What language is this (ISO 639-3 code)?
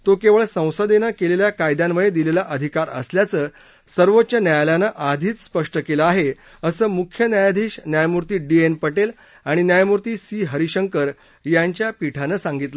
mar